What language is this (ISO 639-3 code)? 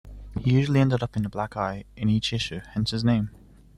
eng